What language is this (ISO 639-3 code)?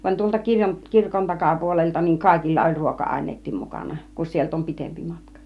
fin